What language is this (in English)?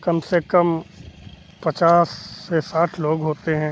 Hindi